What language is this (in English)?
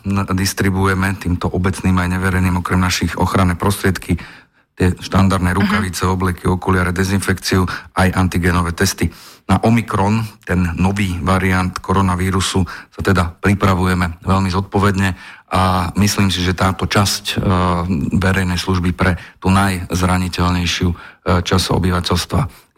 Slovak